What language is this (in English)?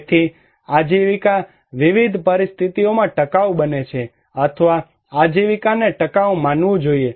Gujarati